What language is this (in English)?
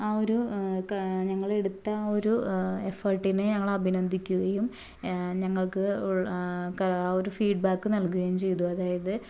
Malayalam